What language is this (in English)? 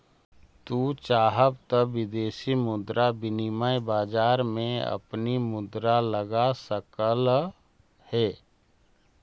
Magahi